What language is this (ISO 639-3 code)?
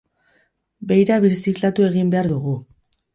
eus